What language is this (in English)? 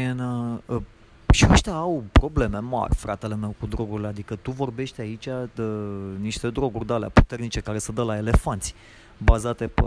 Romanian